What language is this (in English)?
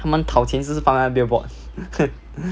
English